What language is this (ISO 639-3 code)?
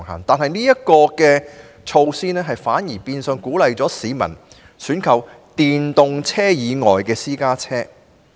yue